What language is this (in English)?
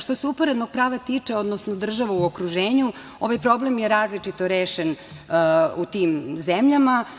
Serbian